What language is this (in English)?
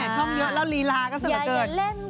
Thai